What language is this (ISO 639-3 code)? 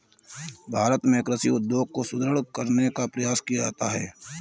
hin